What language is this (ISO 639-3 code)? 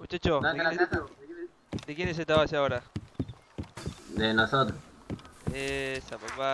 spa